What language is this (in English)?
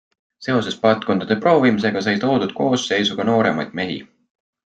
Estonian